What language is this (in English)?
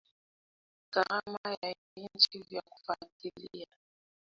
Swahili